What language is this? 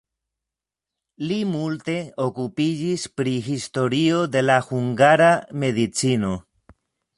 Esperanto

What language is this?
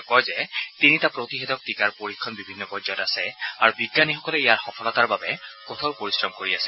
Assamese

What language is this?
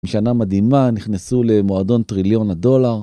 Hebrew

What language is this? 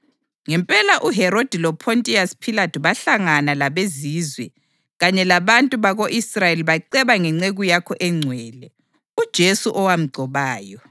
North Ndebele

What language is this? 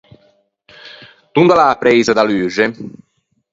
Ligurian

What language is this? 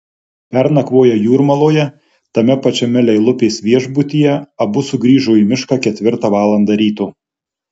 Lithuanian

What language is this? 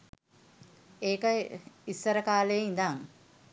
Sinhala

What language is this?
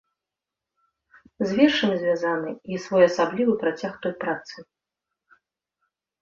Belarusian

